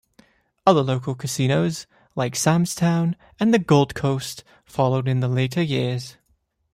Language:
English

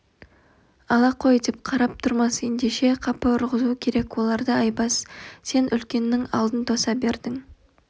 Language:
Kazakh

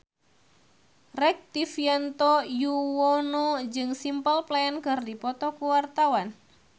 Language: Sundanese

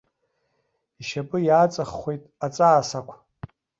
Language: Abkhazian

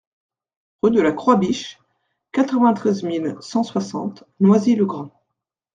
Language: French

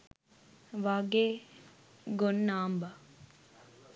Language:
Sinhala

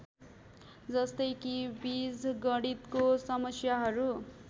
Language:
Nepali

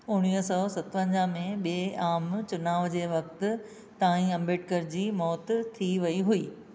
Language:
Sindhi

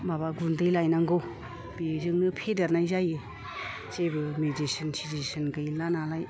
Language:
Bodo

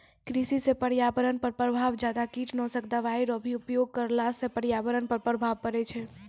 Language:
Maithili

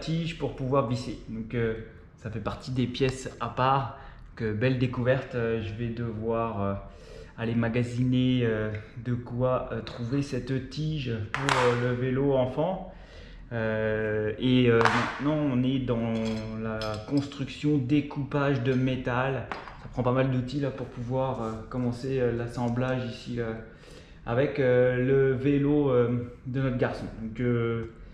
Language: French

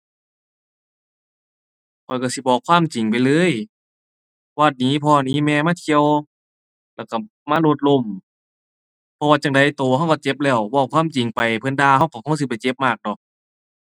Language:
Thai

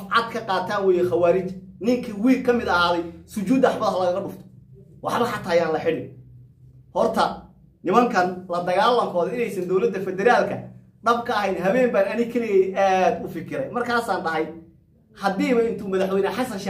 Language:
Arabic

